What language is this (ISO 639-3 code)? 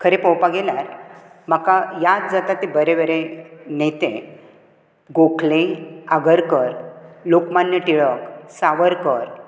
kok